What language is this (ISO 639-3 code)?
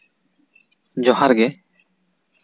sat